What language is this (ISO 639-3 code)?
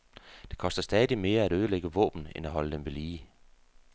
dan